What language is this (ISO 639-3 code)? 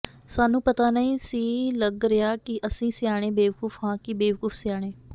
pan